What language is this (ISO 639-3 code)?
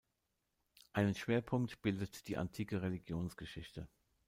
deu